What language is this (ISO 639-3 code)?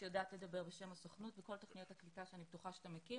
heb